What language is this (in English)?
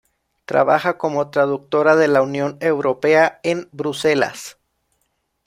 Spanish